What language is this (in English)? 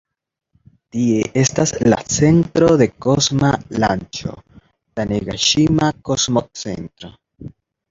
Esperanto